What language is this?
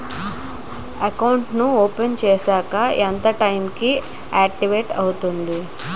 Telugu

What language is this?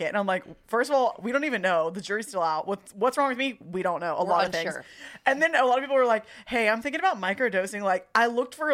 English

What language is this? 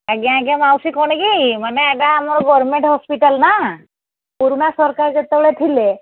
Odia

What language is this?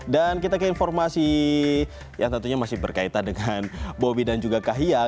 Indonesian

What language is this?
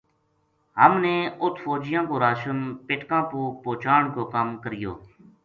Gujari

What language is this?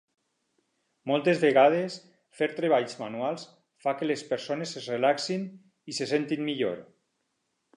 Catalan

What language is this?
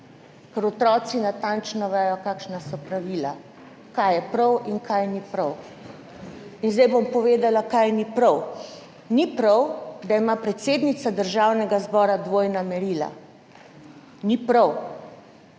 Slovenian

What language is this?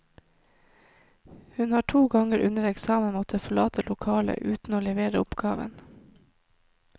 Norwegian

